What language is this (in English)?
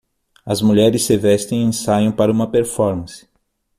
Portuguese